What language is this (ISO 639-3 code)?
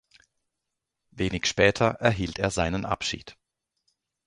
deu